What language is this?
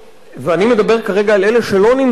Hebrew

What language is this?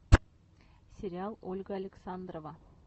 Russian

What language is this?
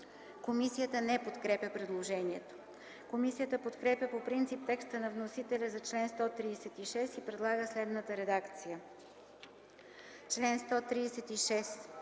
Bulgarian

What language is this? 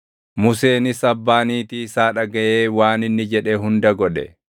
Oromo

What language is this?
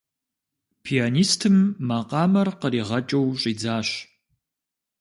Kabardian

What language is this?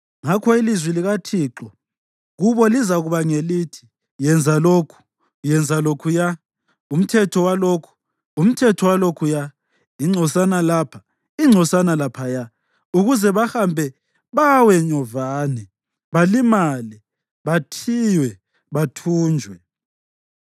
North Ndebele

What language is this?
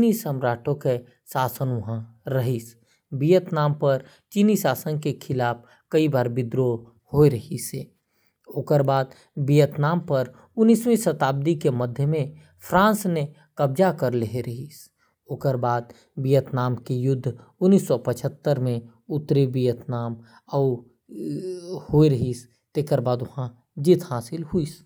Korwa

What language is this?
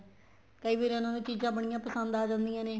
Punjabi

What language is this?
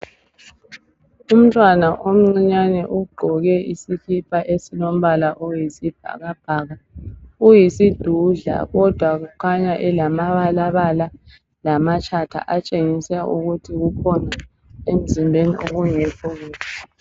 North Ndebele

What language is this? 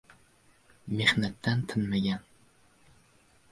Uzbek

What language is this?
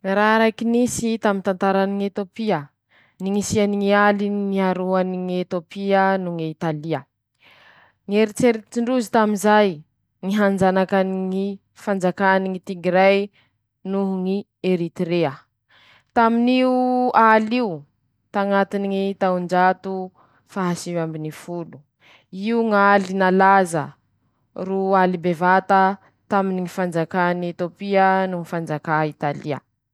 Masikoro Malagasy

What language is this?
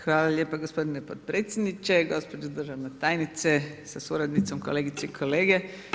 Croatian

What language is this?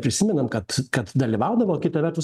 Lithuanian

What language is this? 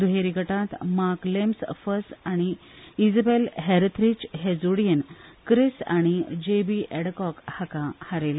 Konkani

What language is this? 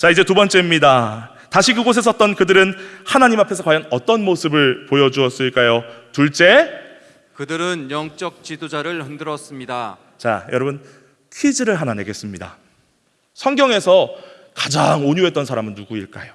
Korean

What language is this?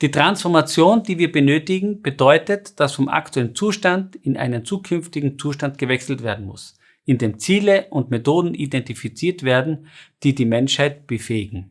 German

